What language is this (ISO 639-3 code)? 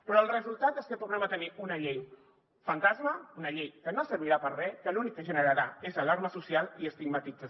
cat